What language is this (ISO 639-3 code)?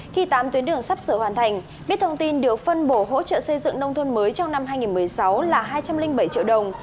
vie